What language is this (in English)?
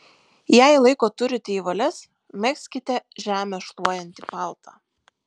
Lithuanian